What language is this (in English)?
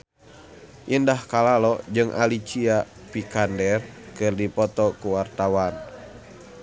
Sundanese